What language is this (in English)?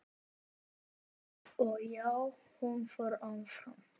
Icelandic